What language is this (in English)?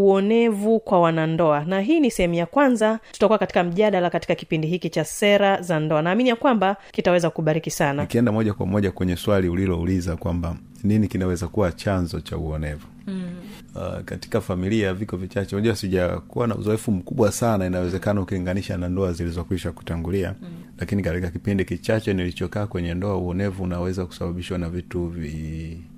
Swahili